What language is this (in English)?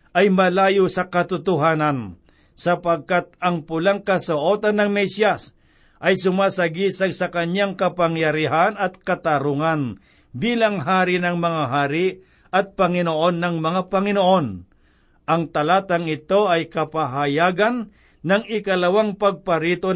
Filipino